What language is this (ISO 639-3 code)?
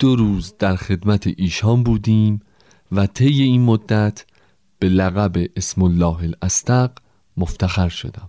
fas